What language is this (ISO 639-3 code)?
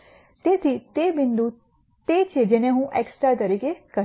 guj